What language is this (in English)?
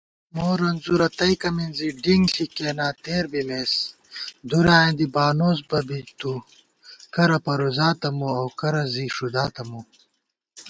Gawar-Bati